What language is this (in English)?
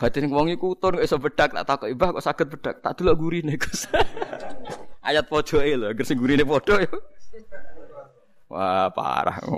Indonesian